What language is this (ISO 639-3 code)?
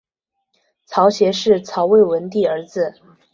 zho